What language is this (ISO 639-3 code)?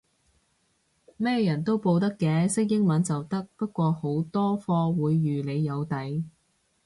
yue